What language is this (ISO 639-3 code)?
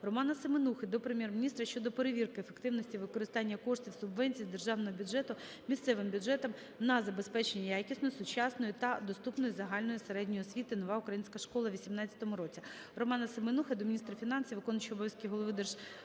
ukr